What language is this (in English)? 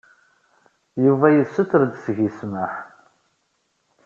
Kabyle